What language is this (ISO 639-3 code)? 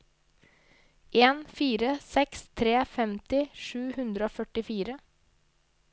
nor